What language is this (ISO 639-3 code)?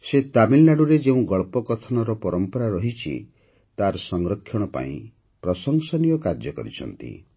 ori